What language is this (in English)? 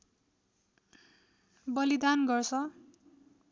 Nepali